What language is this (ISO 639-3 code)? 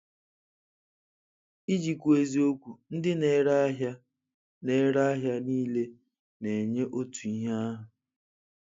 ibo